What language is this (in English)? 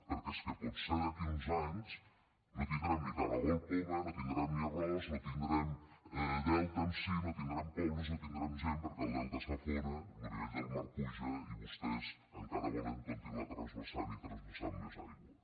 Catalan